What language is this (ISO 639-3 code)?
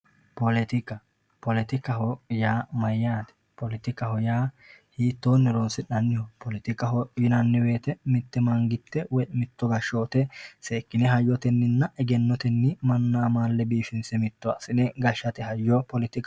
sid